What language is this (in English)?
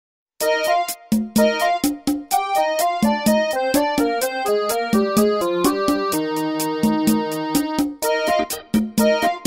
Indonesian